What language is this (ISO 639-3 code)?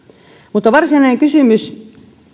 fin